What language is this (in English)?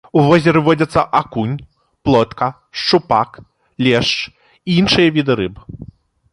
Belarusian